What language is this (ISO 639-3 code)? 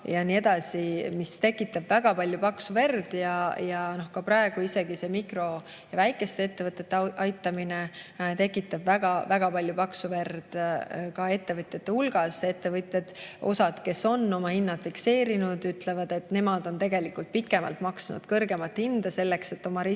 est